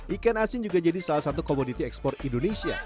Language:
Indonesian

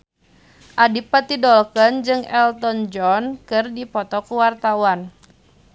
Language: Sundanese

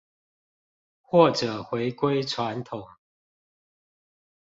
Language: Chinese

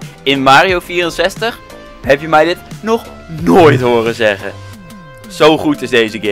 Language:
Dutch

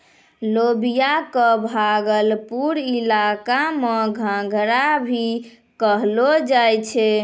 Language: Maithili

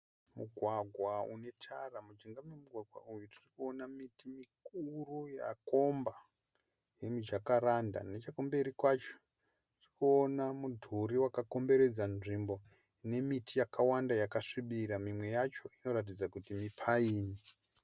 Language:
Shona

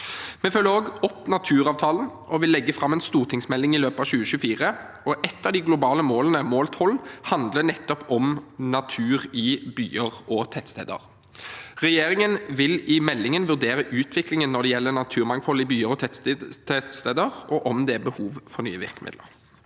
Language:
Norwegian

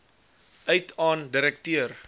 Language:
Afrikaans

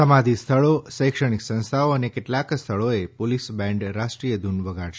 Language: Gujarati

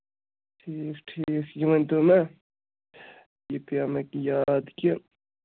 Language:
Kashmiri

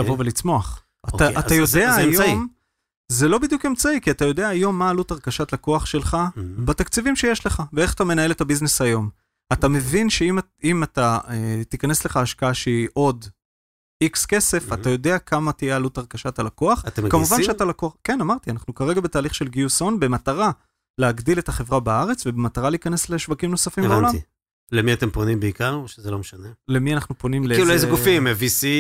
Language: Hebrew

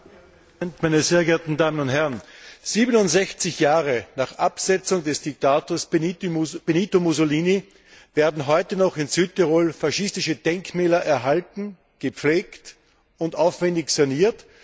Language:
German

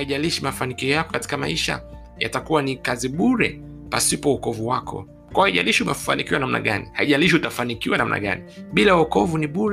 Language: Swahili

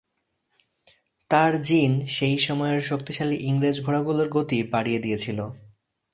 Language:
Bangla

